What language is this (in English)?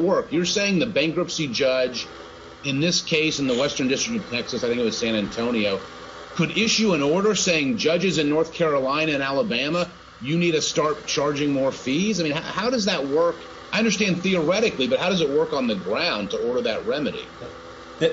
English